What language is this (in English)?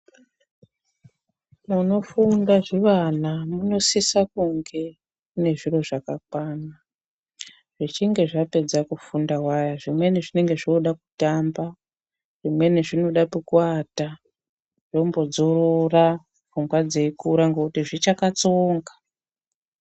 Ndau